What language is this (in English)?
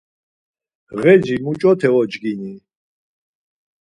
Laz